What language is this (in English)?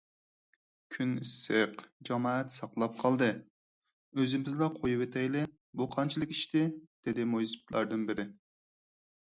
Uyghur